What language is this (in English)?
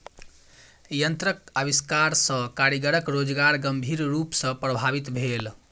Maithili